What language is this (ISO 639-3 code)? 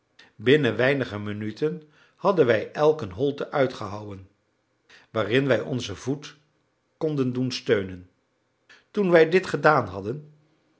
nld